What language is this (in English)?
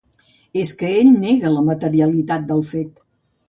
Catalan